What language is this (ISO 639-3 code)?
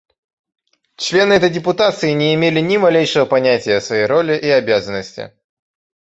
rus